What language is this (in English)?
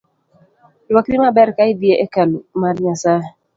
Luo (Kenya and Tanzania)